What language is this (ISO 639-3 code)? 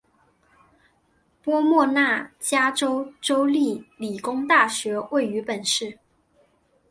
zho